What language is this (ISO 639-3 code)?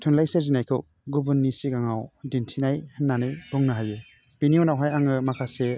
brx